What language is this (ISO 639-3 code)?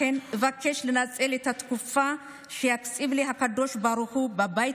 heb